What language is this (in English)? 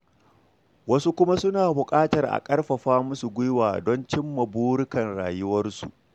Hausa